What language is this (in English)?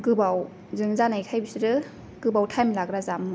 Bodo